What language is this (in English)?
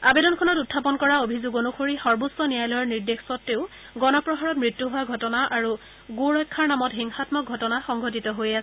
Assamese